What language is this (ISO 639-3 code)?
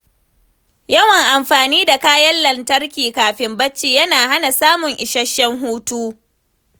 hau